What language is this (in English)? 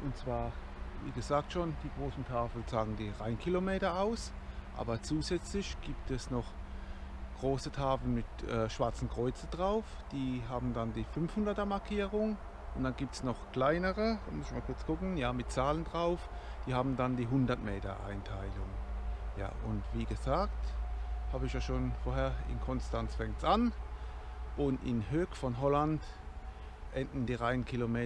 German